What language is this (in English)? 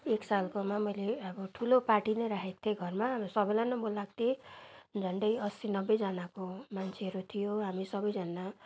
Nepali